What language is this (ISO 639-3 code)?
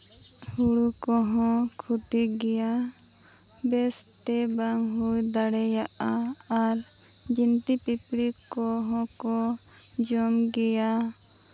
sat